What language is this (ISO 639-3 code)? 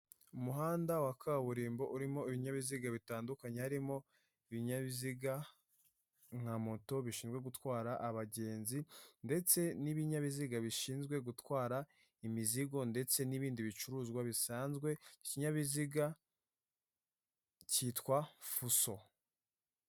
kin